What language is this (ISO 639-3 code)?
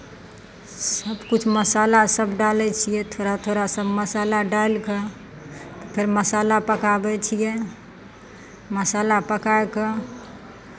mai